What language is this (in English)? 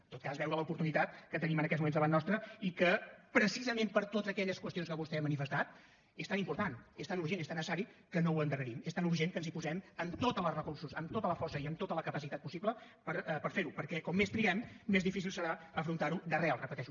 Catalan